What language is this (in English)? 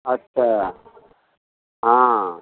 Maithili